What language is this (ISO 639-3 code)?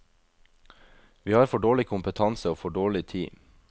nor